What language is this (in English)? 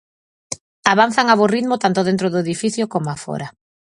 Galician